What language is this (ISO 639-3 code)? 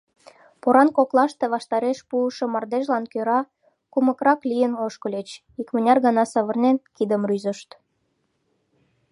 chm